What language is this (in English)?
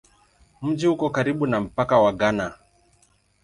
Swahili